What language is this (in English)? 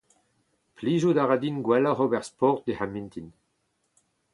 Breton